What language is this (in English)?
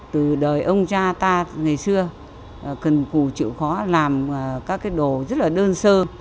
Vietnamese